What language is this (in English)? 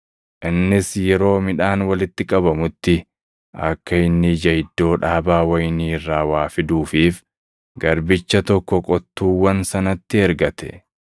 Oromo